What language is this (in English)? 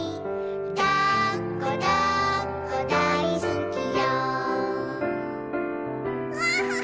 Japanese